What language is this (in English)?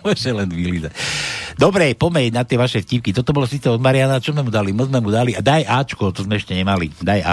Slovak